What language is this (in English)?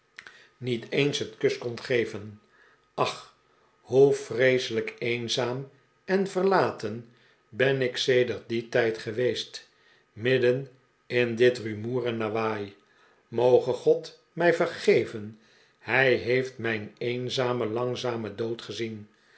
Dutch